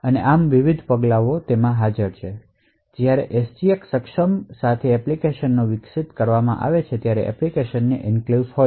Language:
Gujarati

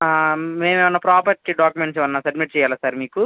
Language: Telugu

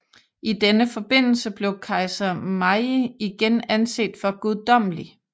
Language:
Danish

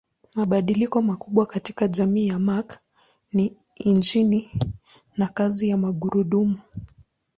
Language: Swahili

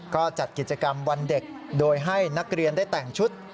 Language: Thai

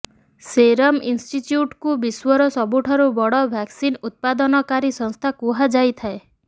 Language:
Odia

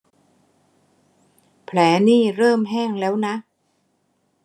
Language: Thai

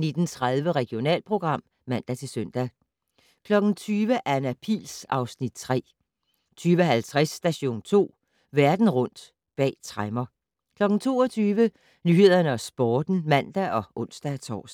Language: Danish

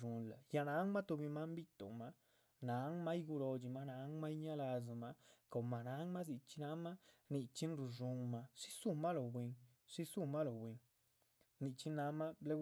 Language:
Chichicapan Zapotec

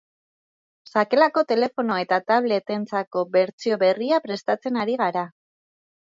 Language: Basque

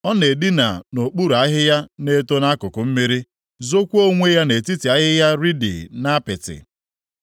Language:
Igbo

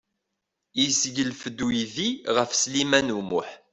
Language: Kabyle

